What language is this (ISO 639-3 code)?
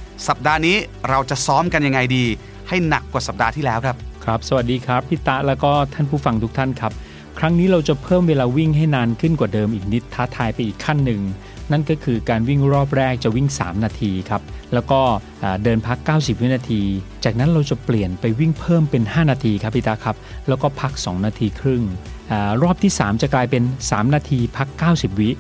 tha